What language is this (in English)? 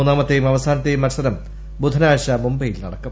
Malayalam